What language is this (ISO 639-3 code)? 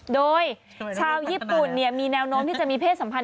tha